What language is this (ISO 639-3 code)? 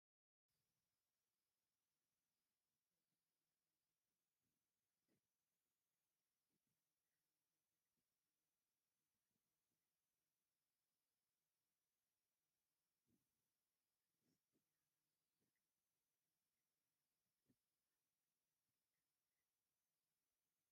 tir